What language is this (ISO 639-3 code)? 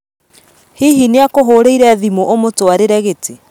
kik